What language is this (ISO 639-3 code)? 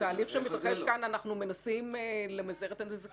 heb